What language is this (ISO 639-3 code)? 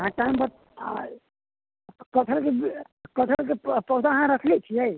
mai